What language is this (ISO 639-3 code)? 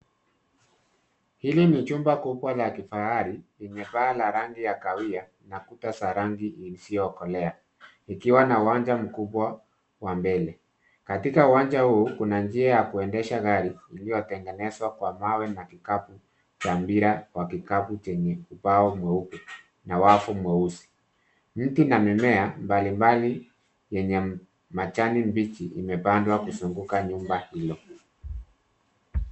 swa